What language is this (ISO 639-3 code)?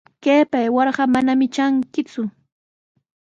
qws